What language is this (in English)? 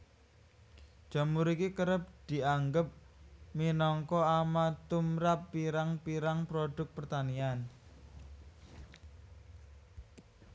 Javanese